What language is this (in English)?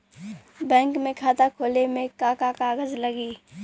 Bhojpuri